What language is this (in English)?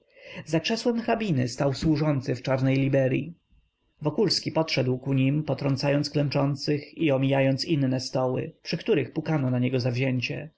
Polish